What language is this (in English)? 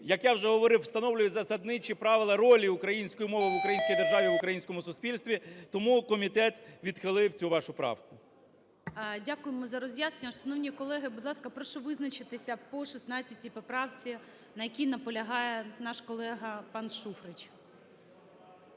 Ukrainian